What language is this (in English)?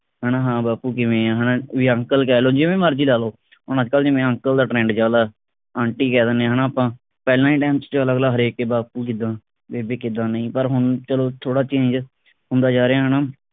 Punjabi